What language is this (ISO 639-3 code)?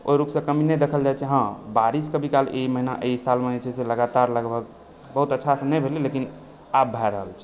mai